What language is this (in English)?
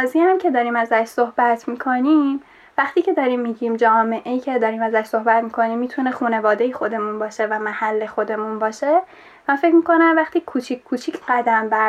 Persian